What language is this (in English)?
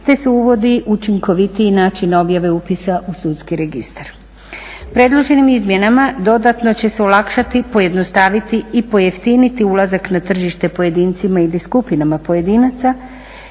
Croatian